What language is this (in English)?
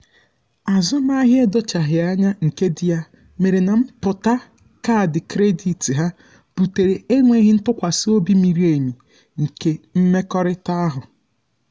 Igbo